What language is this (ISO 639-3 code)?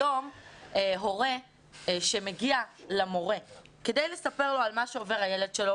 heb